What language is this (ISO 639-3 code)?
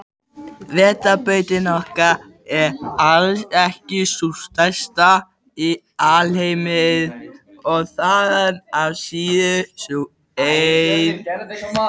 isl